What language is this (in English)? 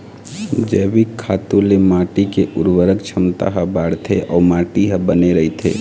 Chhattisgarhi